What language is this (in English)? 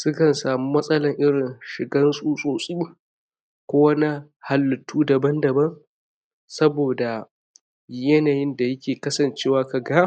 Hausa